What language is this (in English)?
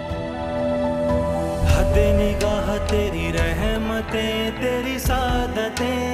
Hindi